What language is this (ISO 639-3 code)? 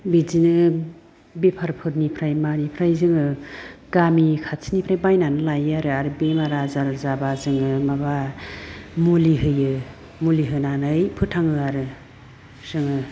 brx